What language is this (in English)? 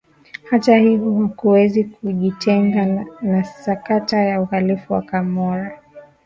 Swahili